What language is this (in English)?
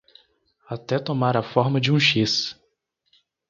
Portuguese